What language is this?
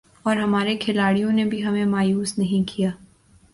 Urdu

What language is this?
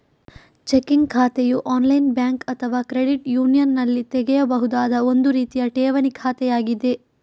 Kannada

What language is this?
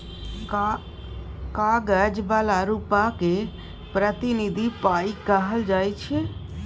Maithili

